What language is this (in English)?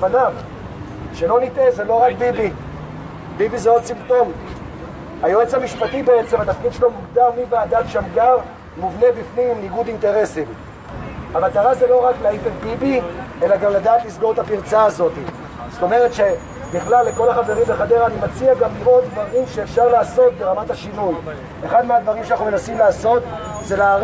Hebrew